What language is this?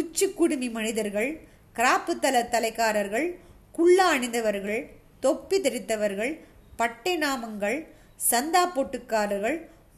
Tamil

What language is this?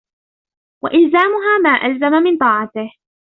Arabic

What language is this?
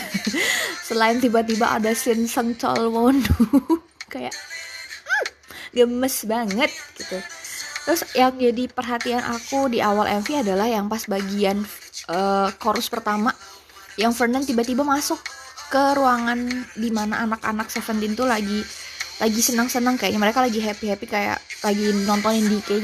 Indonesian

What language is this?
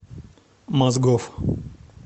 Russian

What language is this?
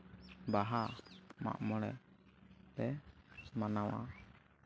Santali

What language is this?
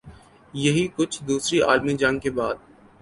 Urdu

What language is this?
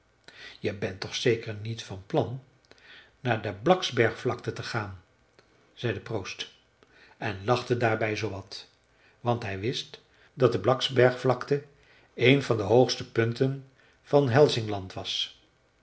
Dutch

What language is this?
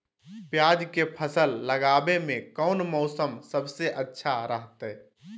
Magahi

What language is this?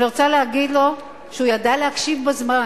Hebrew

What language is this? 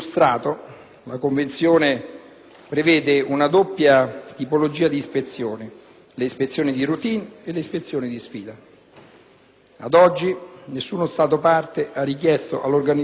Italian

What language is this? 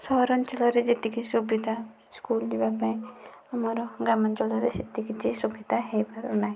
Odia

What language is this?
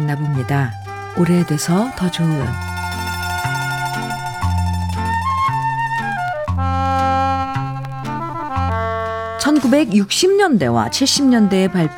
Korean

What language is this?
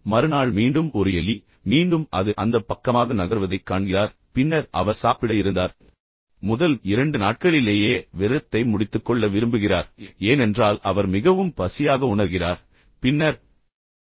Tamil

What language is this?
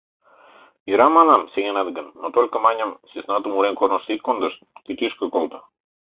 Mari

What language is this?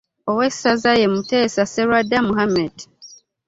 Ganda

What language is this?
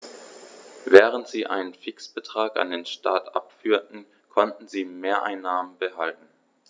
German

